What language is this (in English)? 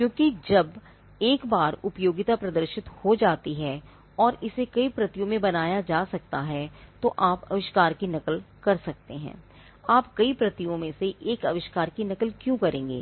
Hindi